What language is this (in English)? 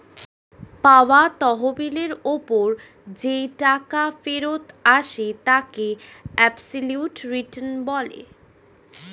Bangla